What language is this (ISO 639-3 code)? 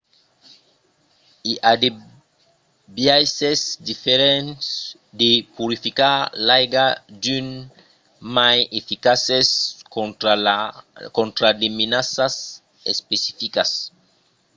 oci